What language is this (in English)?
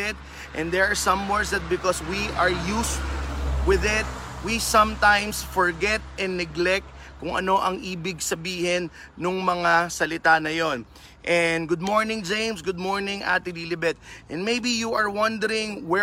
Filipino